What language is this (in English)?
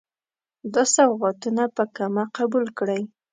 Pashto